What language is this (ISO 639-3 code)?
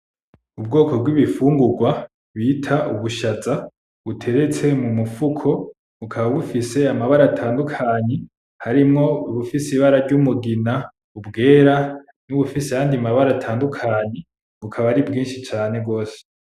run